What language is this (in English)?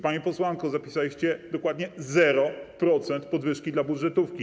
Polish